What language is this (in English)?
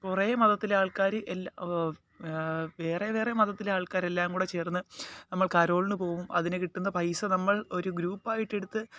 Malayalam